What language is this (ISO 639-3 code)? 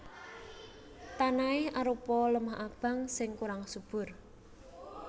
jav